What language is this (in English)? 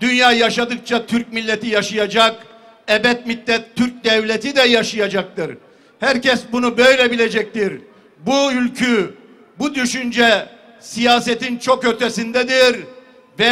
Turkish